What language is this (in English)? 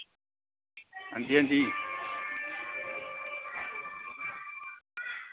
Dogri